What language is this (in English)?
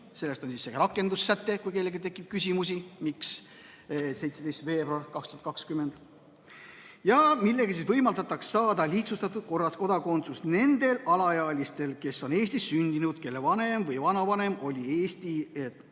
Estonian